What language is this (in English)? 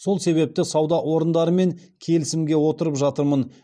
Kazakh